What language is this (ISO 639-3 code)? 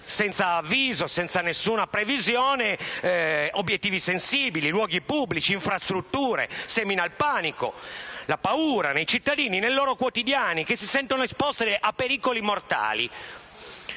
ita